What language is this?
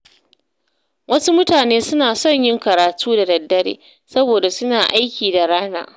Hausa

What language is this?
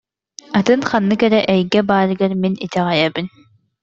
Yakut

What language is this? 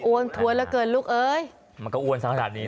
Thai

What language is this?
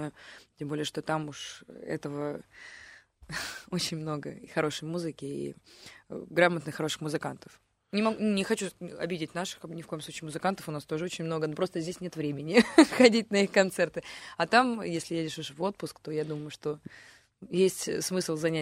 Russian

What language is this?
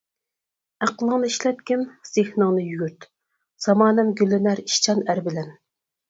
Uyghur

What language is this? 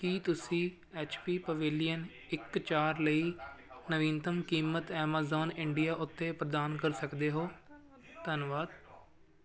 Punjabi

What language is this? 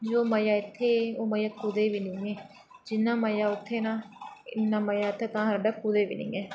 Dogri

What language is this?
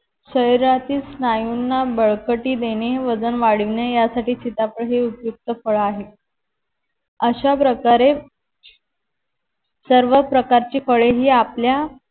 Marathi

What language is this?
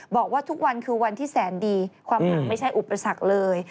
Thai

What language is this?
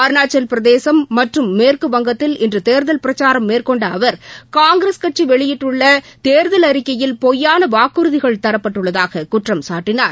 Tamil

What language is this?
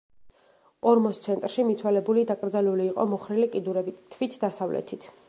Georgian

